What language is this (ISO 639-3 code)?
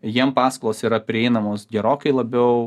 lit